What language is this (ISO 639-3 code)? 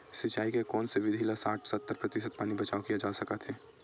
hne